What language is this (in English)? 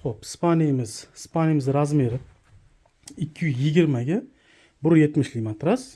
Uzbek